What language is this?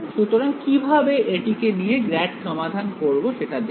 Bangla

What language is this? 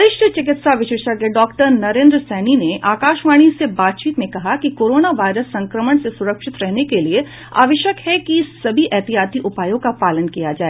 Hindi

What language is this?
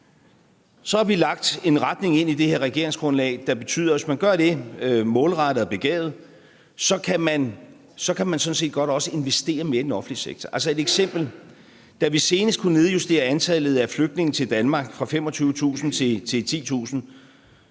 Danish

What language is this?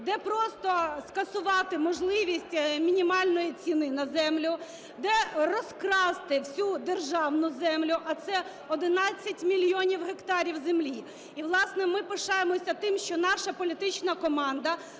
Ukrainian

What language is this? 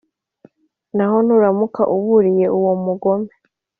Kinyarwanda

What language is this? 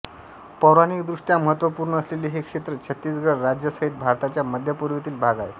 Marathi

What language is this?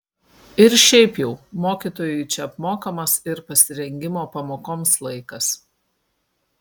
Lithuanian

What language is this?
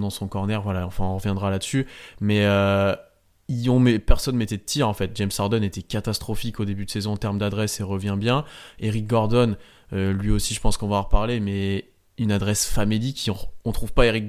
French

